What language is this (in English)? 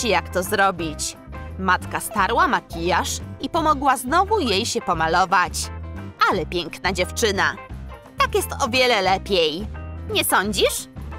Polish